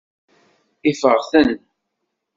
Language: Kabyle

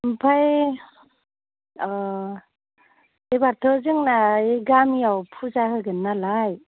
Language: Bodo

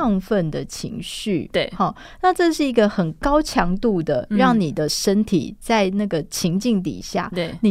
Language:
Chinese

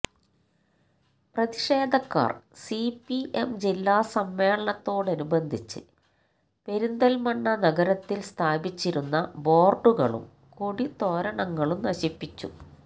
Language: Malayalam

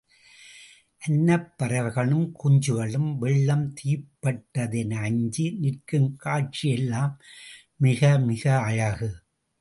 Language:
Tamil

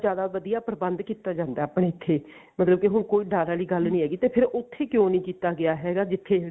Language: Punjabi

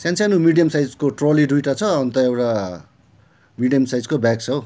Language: Nepali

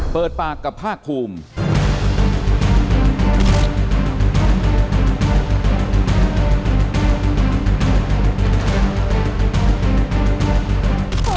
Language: Thai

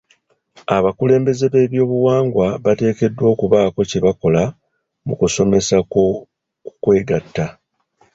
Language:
Ganda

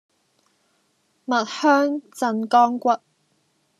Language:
Cantonese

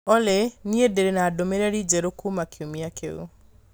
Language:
Kikuyu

